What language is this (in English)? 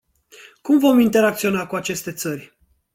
Romanian